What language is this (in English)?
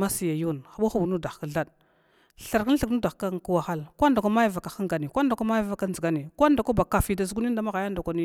Glavda